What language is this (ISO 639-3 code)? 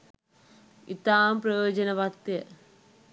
sin